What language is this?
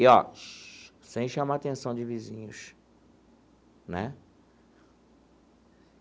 Portuguese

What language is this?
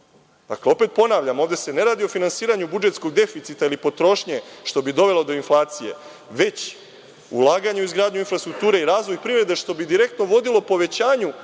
Serbian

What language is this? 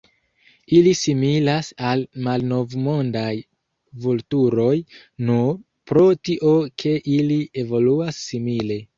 Esperanto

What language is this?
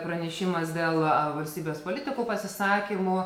Lithuanian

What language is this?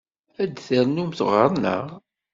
Kabyle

